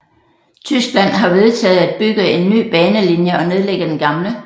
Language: Danish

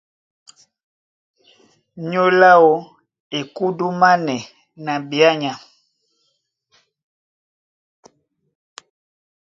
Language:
Duala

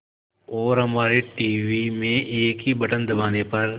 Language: Hindi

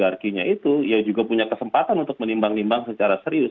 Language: Indonesian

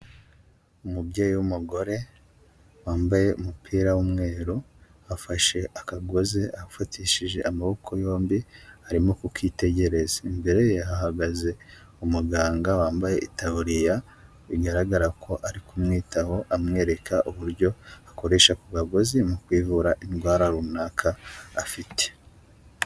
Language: Kinyarwanda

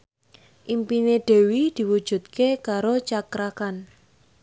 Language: Javanese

